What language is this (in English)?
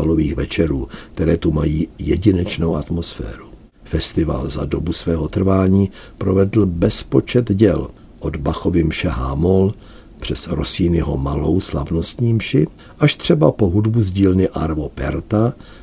Czech